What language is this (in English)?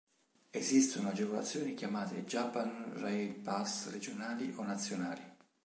Italian